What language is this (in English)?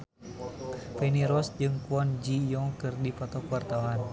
Sundanese